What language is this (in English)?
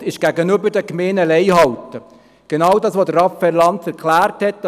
Swiss German